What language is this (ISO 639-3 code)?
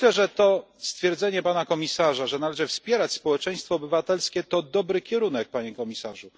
pol